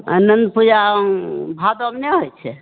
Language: Maithili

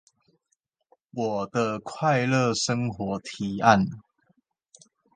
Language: Chinese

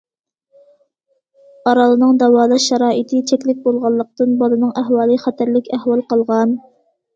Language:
Uyghur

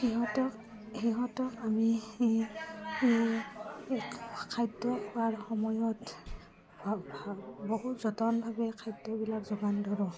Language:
Assamese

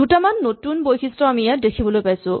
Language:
Assamese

